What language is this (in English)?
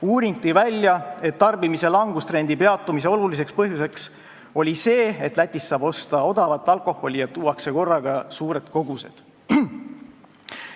Estonian